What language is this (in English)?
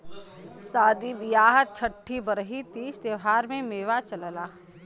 Bhojpuri